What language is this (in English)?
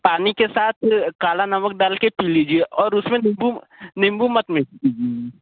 Hindi